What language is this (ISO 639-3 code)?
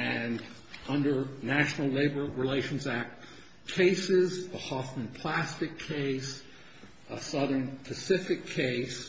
eng